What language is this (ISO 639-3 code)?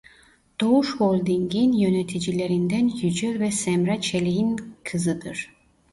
tur